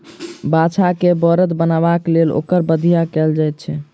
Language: Maithili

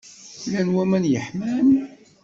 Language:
Kabyle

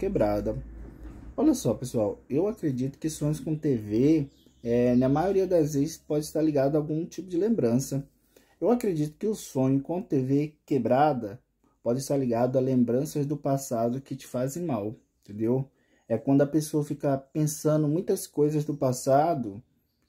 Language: Portuguese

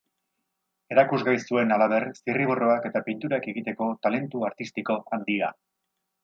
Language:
Basque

